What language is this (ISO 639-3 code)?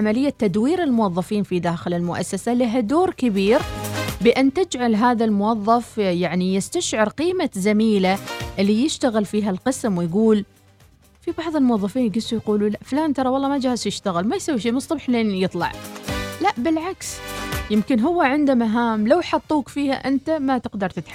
ara